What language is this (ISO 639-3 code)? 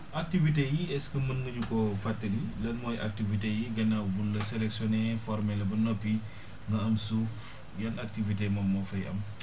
wol